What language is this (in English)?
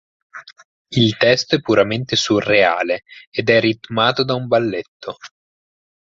Italian